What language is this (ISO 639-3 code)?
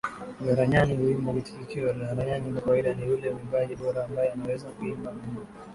swa